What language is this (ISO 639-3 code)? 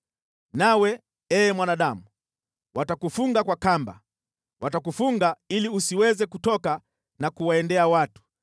swa